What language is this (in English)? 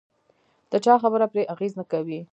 Pashto